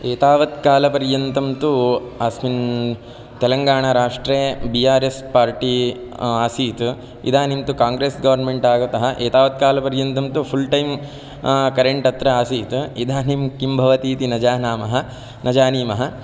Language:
Sanskrit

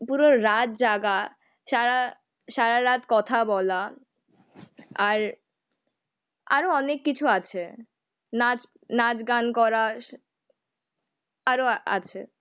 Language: Bangla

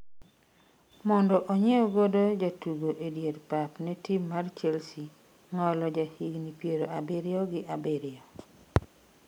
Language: Luo (Kenya and Tanzania)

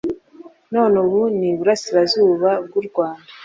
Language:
Kinyarwanda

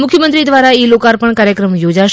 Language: Gujarati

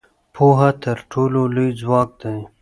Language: Pashto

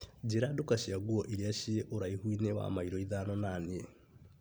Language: Kikuyu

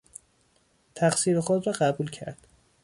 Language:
Persian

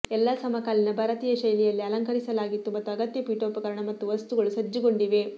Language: Kannada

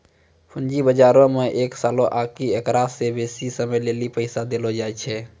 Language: Maithili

